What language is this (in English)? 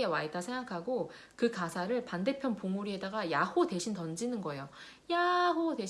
Korean